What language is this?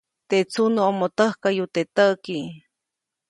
Copainalá Zoque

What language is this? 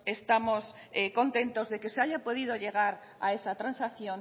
Spanish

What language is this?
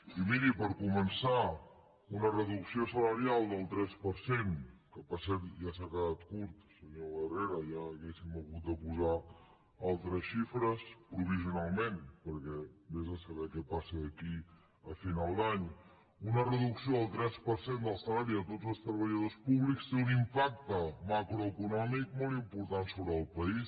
Catalan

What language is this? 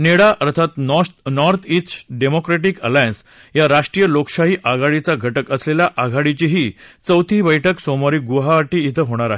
Marathi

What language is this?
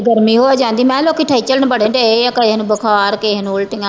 Punjabi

